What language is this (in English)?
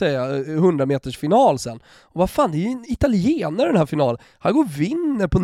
Swedish